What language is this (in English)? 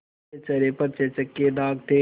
Hindi